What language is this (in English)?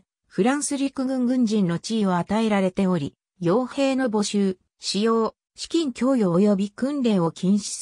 Japanese